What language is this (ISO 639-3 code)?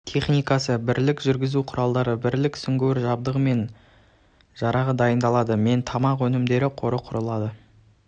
kaz